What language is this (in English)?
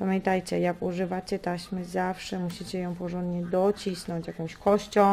Polish